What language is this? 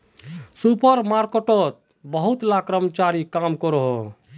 Magahi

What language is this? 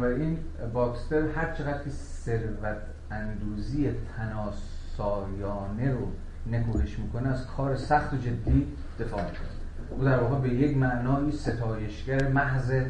Persian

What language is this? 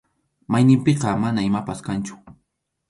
Arequipa-La Unión Quechua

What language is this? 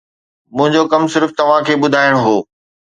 Sindhi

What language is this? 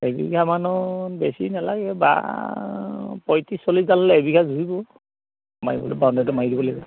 Assamese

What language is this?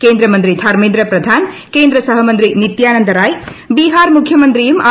Malayalam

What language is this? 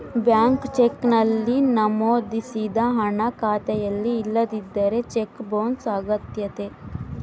Kannada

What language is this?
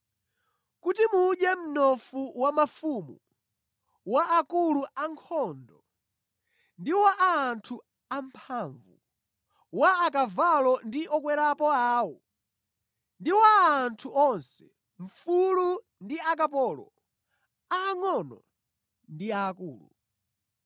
Nyanja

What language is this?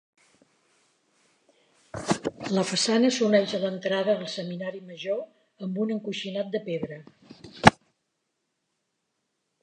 Catalan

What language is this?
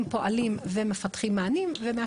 Hebrew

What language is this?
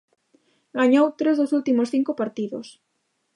Galician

